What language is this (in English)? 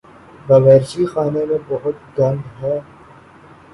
Urdu